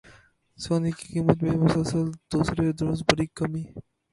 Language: Urdu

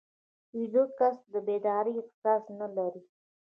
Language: Pashto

